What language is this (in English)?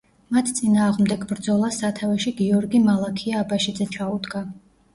Georgian